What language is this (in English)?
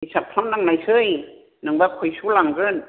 Bodo